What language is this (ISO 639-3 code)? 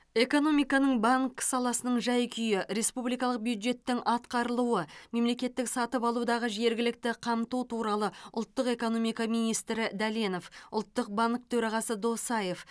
kaz